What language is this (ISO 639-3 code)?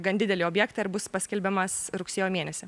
lit